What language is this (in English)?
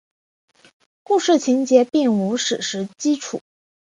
Chinese